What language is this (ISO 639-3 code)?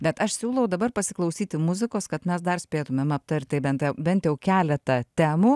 lit